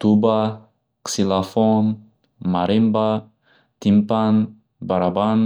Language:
Uzbek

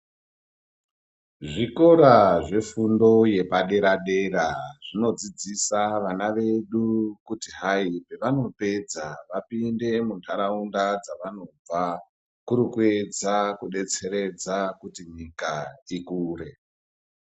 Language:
Ndau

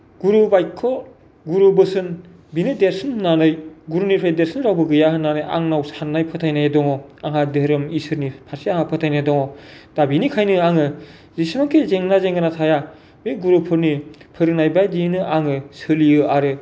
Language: Bodo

